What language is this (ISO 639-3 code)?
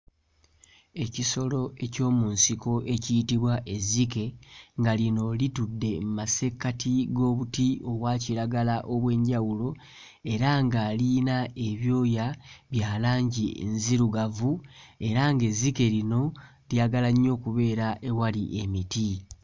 lug